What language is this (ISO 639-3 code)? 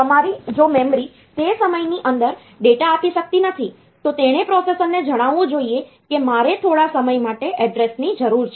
guj